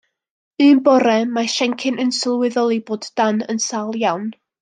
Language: Welsh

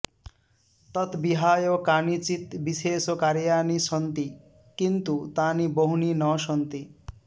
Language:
Sanskrit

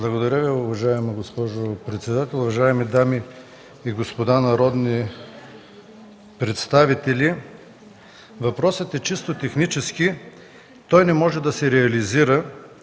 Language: Bulgarian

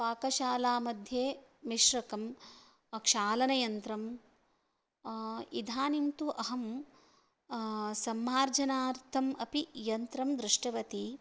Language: Sanskrit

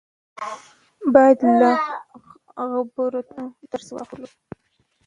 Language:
Pashto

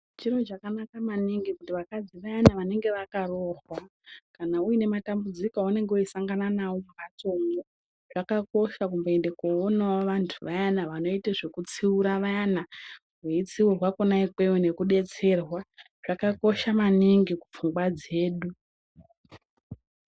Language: Ndau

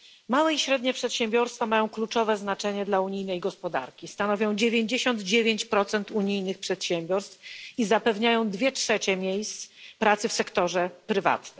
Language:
Polish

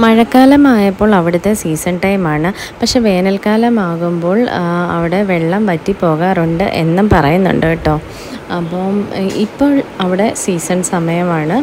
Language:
Malayalam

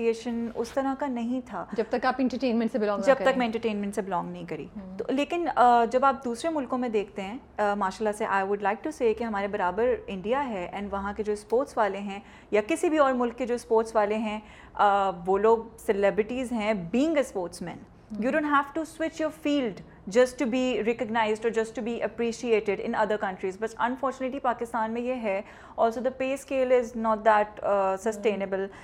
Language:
Urdu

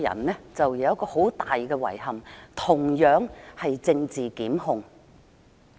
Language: Cantonese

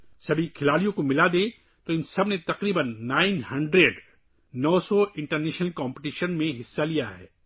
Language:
Urdu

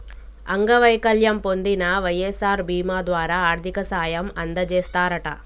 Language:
Telugu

